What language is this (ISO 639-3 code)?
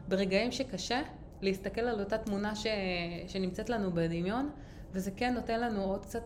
heb